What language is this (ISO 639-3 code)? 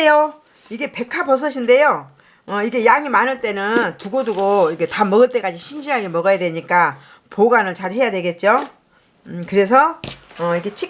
kor